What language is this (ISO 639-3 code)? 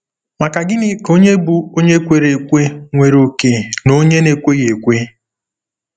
ibo